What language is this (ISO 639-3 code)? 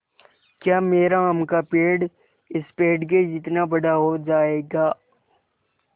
hin